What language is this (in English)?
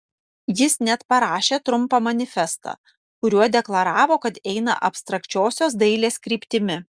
Lithuanian